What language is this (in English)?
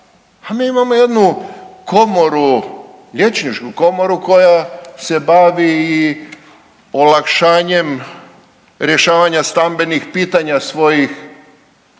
Croatian